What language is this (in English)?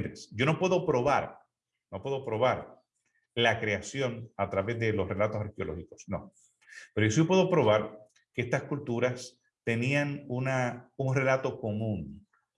Spanish